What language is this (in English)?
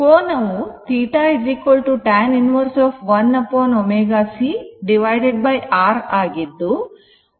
Kannada